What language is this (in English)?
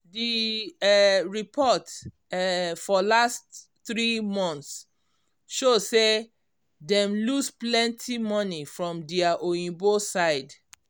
Nigerian Pidgin